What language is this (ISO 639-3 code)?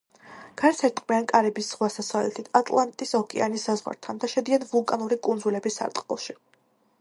kat